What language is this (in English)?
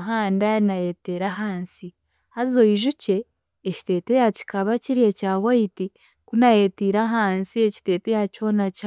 Chiga